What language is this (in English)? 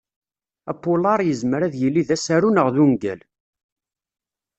Kabyle